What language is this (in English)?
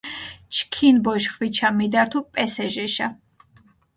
Mingrelian